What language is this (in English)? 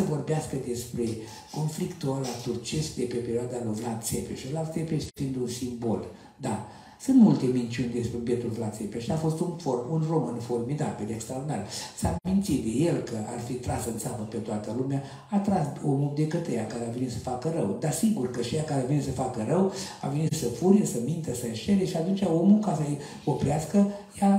Romanian